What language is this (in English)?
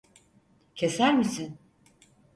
Turkish